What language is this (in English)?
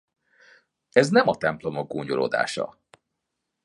Hungarian